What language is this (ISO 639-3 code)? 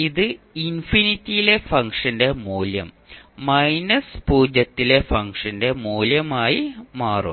mal